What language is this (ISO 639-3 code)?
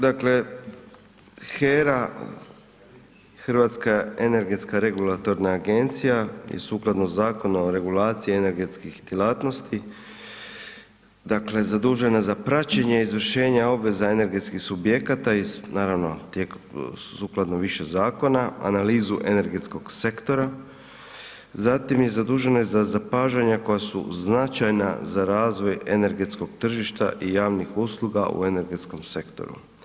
hrv